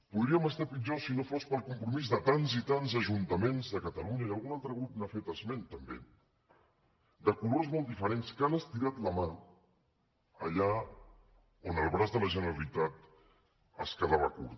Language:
Catalan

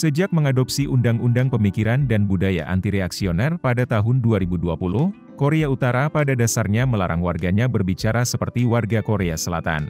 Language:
Indonesian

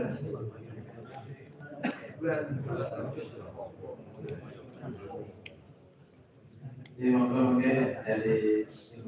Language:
Indonesian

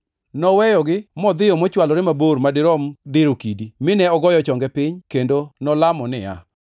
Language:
Luo (Kenya and Tanzania)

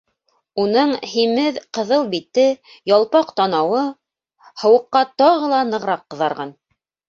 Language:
Bashkir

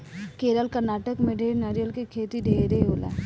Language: Bhojpuri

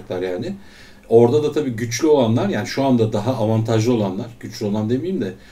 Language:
Turkish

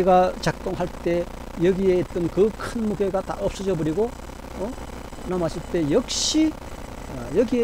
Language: Korean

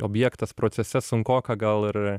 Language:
Lithuanian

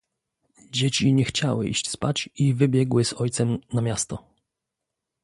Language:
Polish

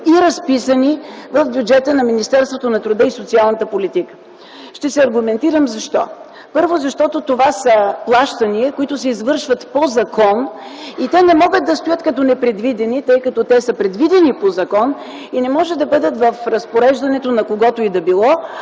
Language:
Bulgarian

